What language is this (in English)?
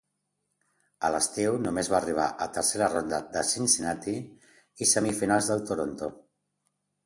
Catalan